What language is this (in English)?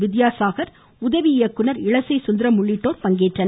Tamil